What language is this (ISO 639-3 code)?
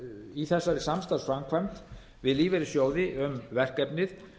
isl